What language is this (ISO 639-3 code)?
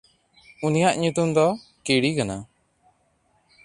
sat